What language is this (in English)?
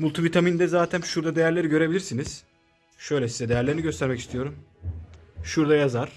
Turkish